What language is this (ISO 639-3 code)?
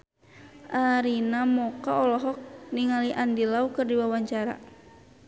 sun